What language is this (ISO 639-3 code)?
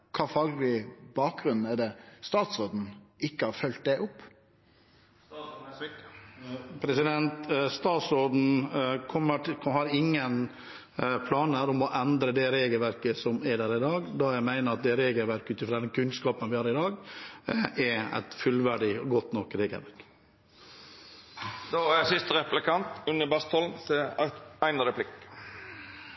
nor